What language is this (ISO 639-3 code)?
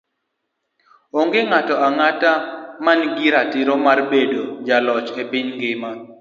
luo